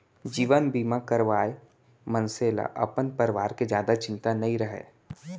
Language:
Chhattisgarhi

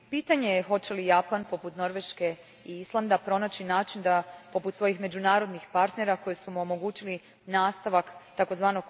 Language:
Croatian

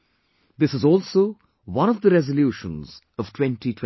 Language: English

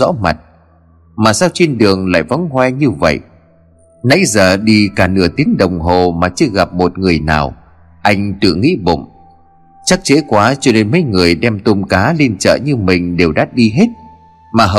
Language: Vietnamese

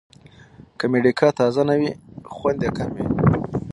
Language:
Pashto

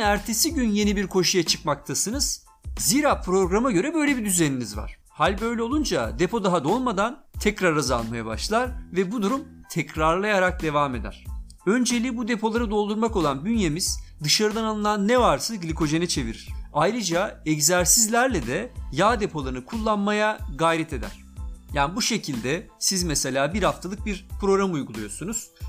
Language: Turkish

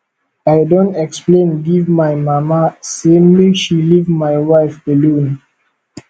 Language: Nigerian Pidgin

